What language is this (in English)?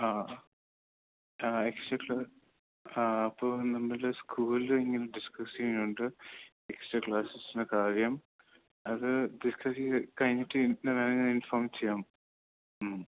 Malayalam